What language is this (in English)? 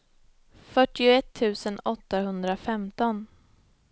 Swedish